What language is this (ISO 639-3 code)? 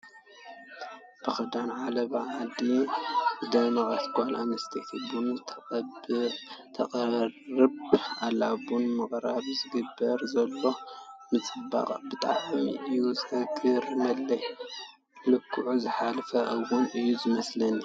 tir